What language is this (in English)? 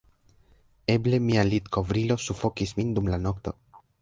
Esperanto